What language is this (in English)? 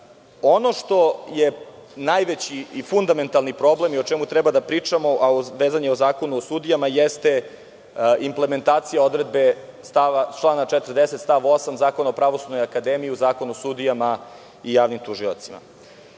Serbian